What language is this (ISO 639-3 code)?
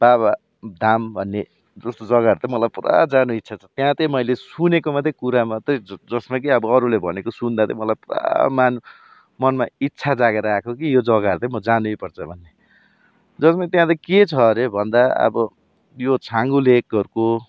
nep